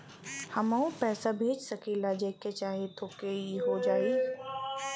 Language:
Bhojpuri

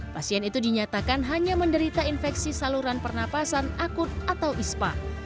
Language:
Indonesian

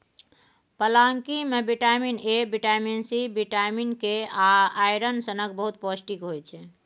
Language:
Maithili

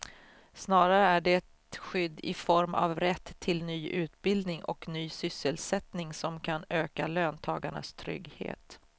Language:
Swedish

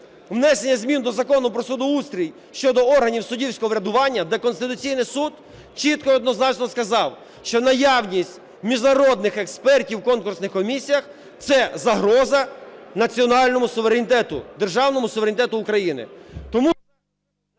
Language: Ukrainian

